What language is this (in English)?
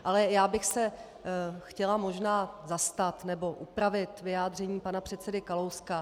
Czech